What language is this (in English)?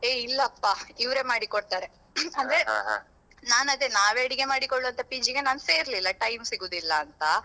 Kannada